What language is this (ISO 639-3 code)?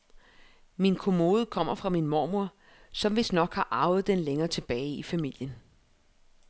dan